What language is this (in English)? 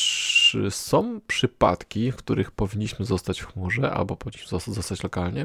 Polish